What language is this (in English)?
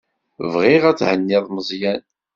Kabyle